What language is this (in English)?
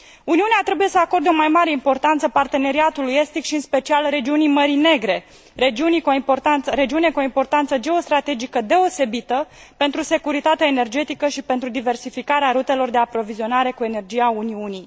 Romanian